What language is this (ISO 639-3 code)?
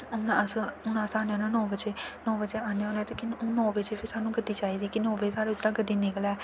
doi